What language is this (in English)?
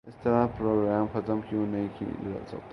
Urdu